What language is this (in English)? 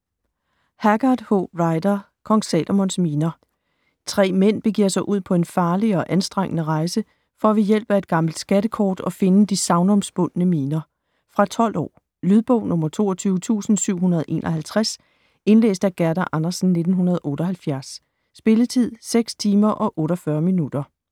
Danish